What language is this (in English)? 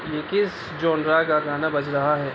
Urdu